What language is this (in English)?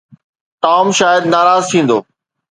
Sindhi